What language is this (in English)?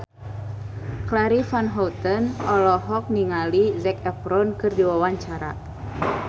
Sundanese